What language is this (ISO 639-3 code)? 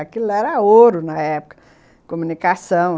por